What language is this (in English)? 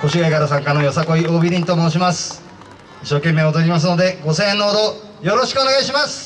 Japanese